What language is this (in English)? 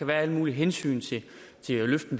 Danish